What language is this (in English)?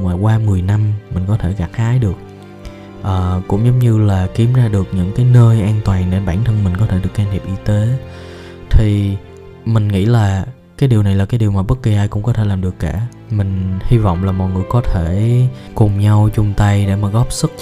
Vietnamese